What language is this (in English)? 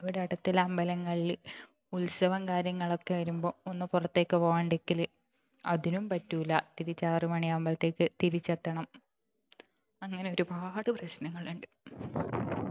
Malayalam